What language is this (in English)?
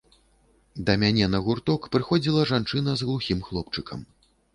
Belarusian